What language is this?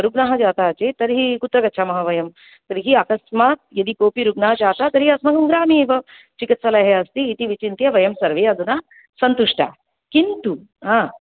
Sanskrit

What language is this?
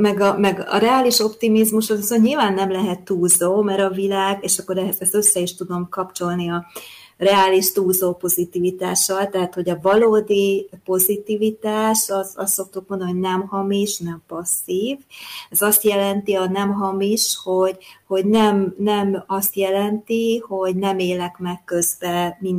Hungarian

